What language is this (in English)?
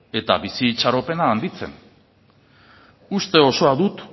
Basque